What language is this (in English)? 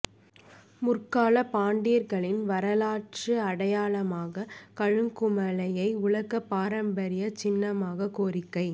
Tamil